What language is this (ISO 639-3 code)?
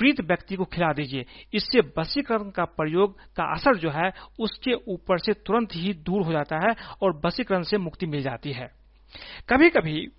hin